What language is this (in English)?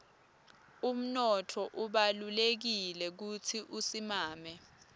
Swati